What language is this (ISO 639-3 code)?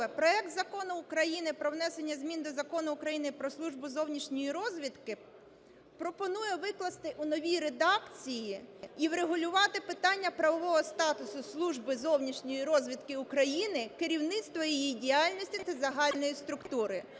ukr